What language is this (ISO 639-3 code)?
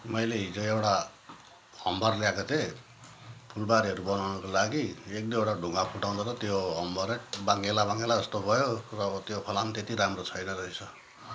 nep